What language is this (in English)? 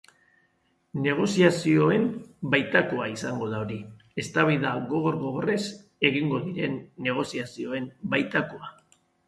Basque